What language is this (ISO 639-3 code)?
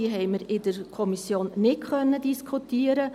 gsw